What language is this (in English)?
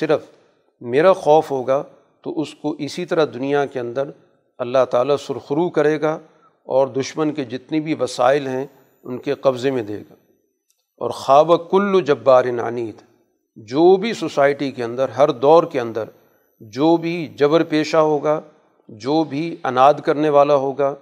Urdu